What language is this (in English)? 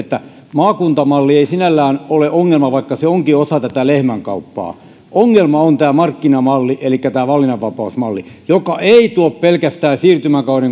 Finnish